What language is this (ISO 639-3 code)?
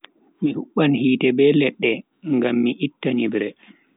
fui